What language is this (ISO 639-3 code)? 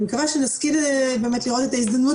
heb